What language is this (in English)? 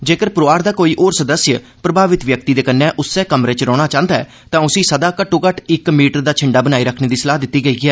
Dogri